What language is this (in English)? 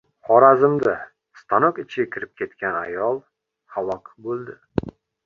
Uzbek